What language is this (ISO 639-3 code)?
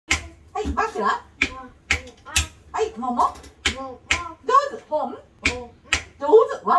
jpn